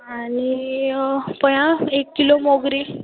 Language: Konkani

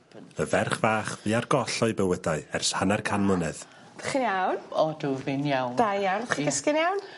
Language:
Welsh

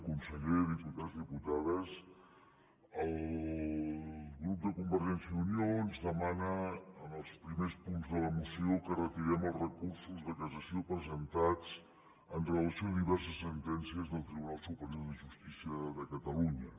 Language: Catalan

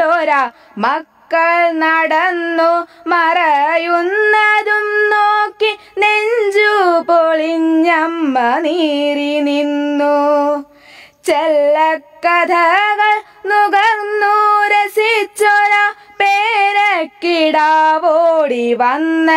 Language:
Hindi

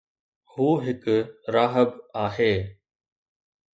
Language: Sindhi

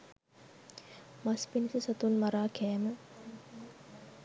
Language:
Sinhala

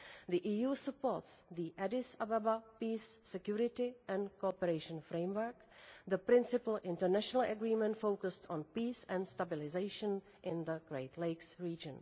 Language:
English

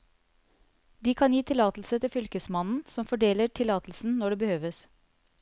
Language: Norwegian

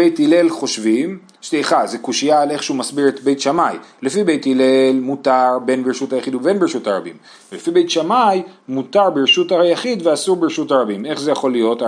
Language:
Hebrew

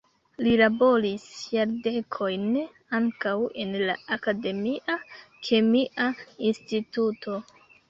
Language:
Esperanto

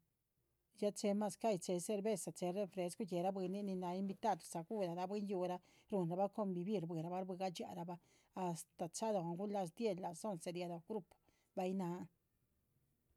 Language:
Chichicapan Zapotec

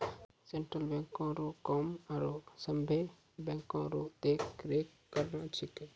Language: Maithili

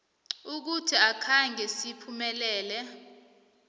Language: South Ndebele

